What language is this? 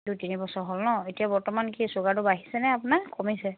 Assamese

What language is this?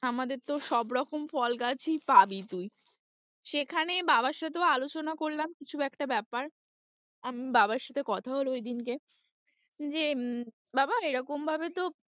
Bangla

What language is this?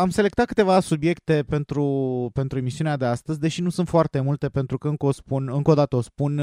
Romanian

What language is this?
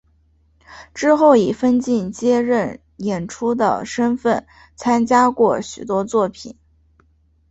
Chinese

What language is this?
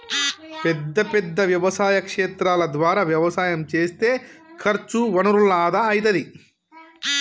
Telugu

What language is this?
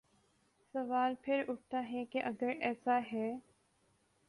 Urdu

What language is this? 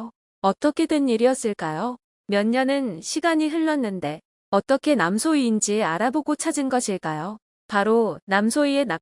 Korean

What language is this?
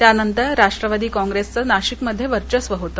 Marathi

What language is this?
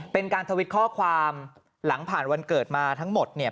Thai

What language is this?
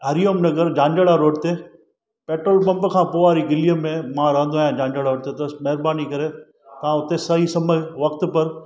Sindhi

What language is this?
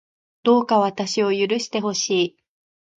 Japanese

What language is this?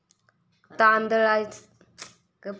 Marathi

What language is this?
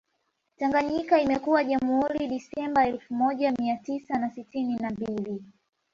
Swahili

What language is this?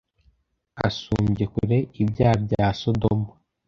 Kinyarwanda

